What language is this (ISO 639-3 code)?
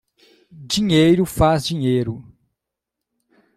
por